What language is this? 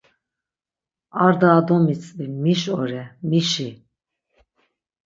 Laz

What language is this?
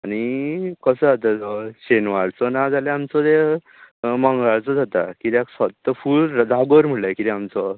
Konkani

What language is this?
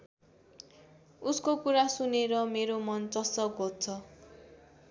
Nepali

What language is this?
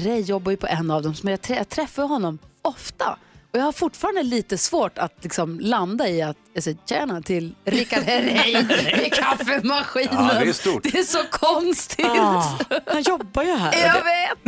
Swedish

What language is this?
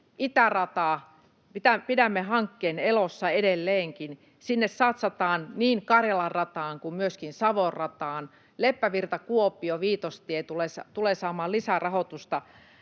Finnish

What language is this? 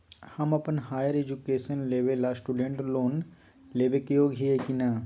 Magahi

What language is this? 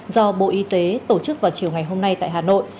Vietnamese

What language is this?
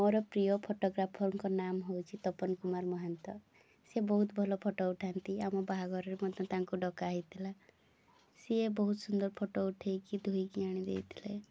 Odia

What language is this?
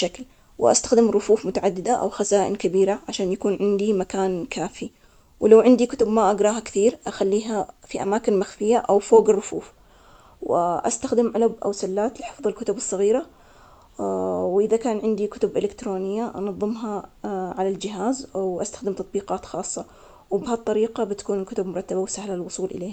Omani Arabic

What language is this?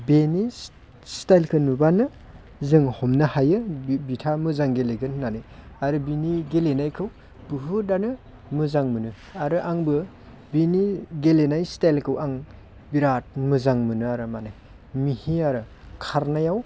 Bodo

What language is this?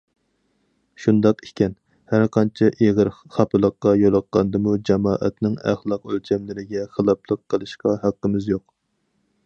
Uyghur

